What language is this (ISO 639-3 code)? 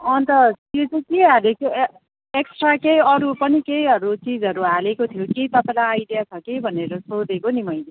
nep